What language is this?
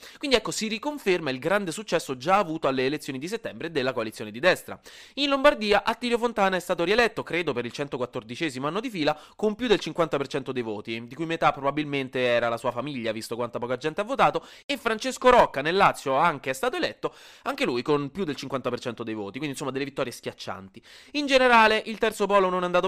Italian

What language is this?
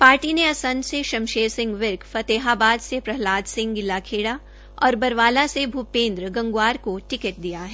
Hindi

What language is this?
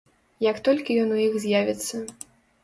Belarusian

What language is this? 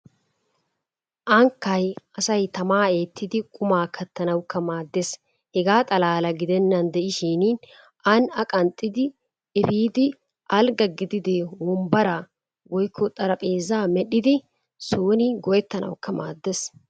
Wolaytta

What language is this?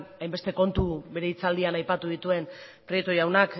Basque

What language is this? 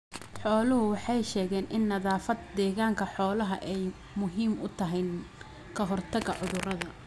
Somali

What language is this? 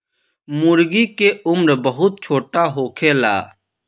Bhojpuri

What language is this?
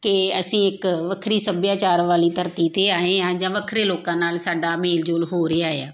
Punjabi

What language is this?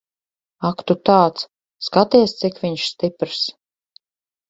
Latvian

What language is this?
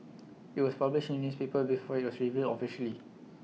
English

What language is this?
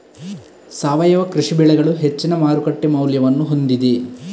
Kannada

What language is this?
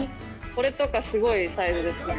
Japanese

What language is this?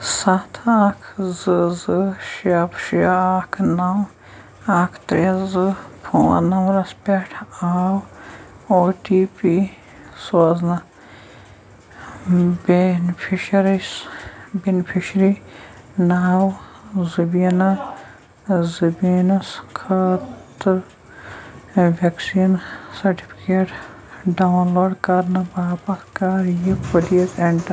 Kashmiri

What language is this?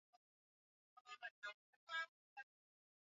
Swahili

